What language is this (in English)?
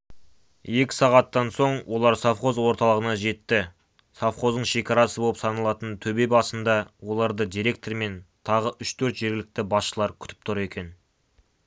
Kazakh